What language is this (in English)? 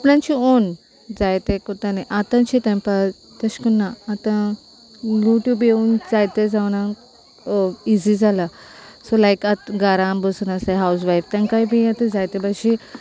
Konkani